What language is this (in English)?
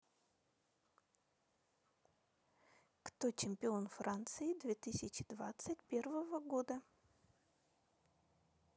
Russian